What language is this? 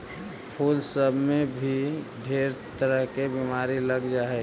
Magahi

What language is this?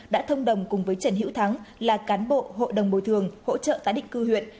Vietnamese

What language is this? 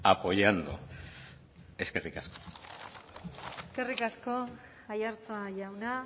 Basque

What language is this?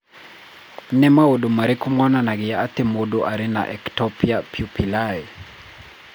Kikuyu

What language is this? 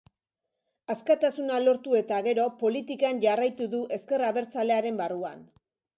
Basque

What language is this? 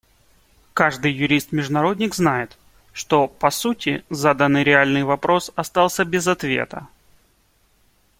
Russian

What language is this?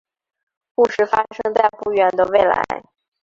Chinese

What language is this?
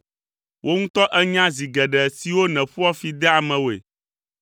Ewe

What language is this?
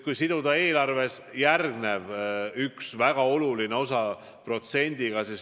Estonian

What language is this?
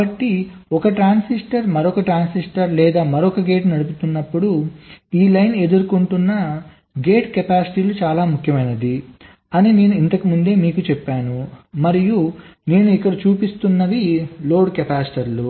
Telugu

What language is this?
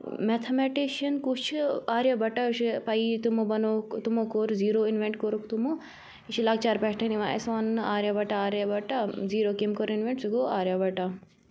Kashmiri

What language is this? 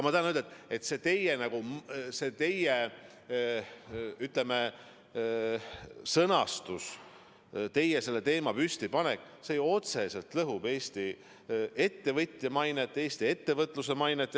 Estonian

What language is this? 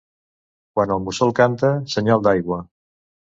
Catalan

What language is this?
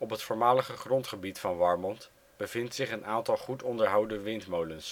Dutch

